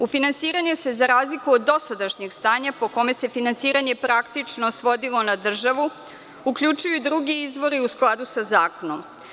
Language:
Serbian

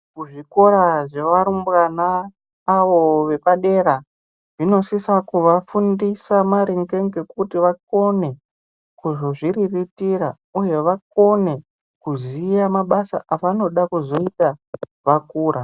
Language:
Ndau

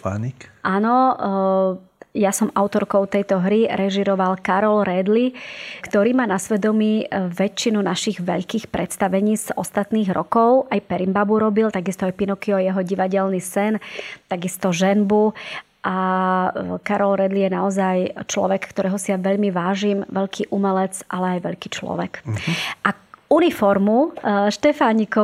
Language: Slovak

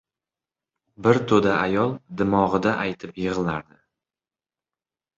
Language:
Uzbek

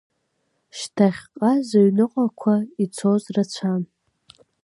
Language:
Abkhazian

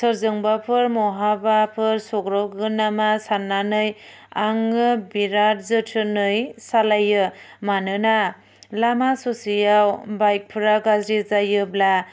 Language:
Bodo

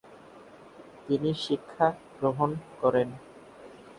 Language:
Bangla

